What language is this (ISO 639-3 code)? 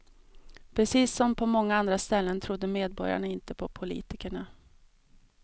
swe